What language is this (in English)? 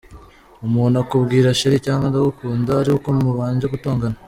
Kinyarwanda